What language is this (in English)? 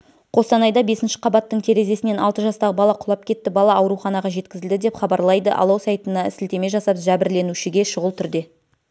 Kazakh